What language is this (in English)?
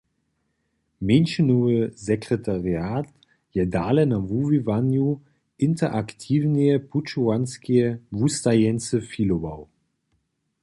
Upper Sorbian